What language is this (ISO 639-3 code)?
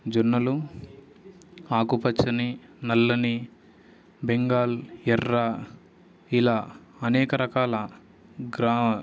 tel